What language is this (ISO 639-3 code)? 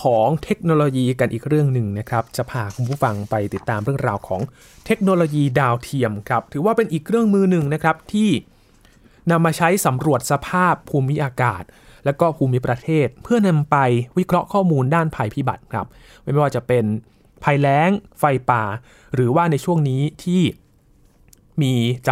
tha